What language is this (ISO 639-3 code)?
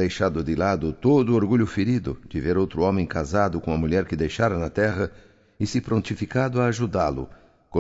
por